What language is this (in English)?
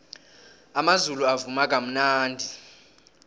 South Ndebele